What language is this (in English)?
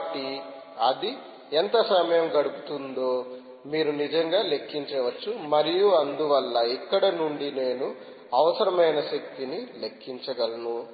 Telugu